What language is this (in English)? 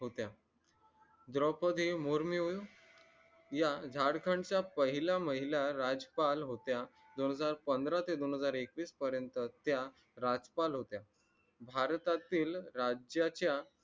Marathi